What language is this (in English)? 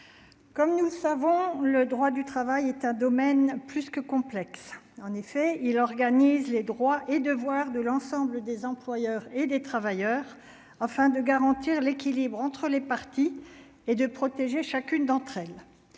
French